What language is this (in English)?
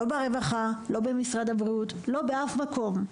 Hebrew